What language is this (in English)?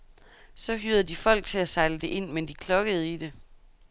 Danish